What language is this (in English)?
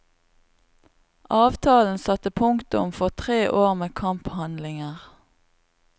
Norwegian